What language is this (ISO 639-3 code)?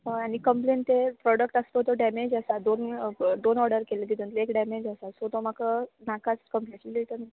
kok